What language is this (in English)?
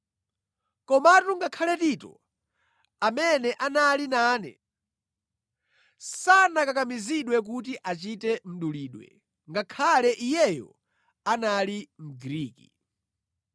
Nyanja